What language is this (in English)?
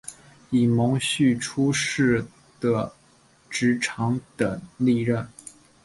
Chinese